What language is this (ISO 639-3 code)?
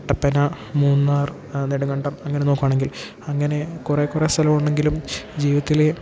mal